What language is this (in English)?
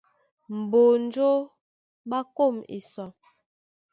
Duala